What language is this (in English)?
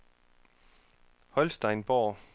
Danish